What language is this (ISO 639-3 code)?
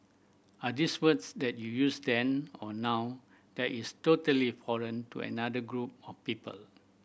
eng